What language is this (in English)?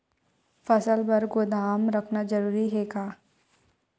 Chhattisgarhi